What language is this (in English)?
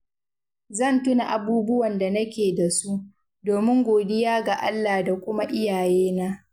Hausa